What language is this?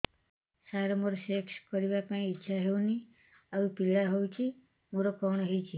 Odia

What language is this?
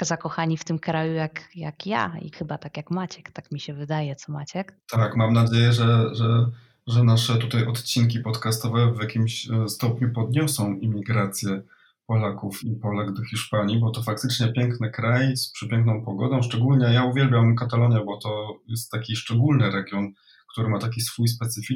Polish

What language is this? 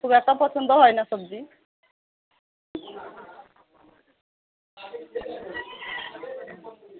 Bangla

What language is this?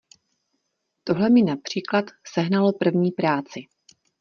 Czech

